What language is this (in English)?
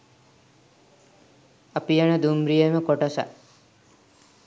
Sinhala